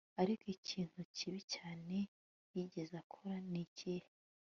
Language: Kinyarwanda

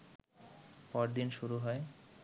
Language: Bangla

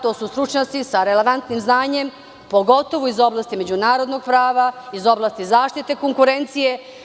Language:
Serbian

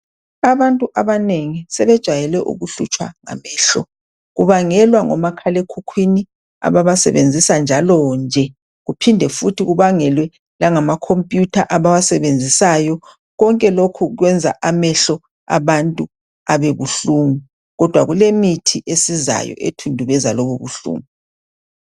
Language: North Ndebele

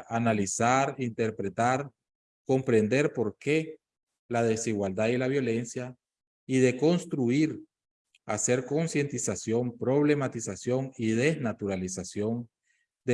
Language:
Spanish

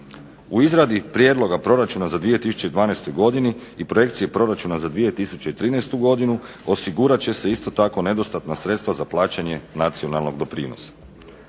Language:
Croatian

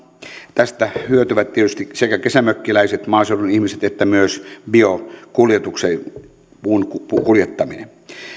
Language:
Finnish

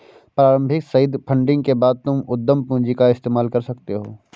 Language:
Hindi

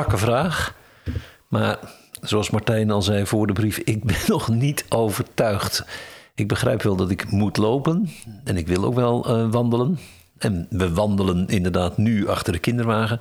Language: Dutch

